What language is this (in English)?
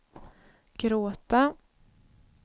Swedish